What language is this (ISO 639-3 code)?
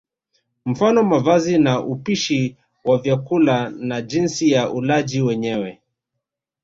swa